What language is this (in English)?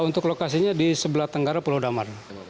Indonesian